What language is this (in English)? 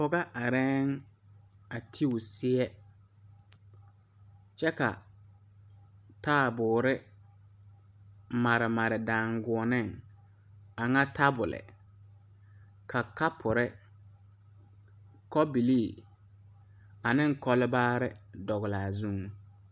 Southern Dagaare